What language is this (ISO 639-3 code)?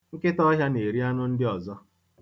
ibo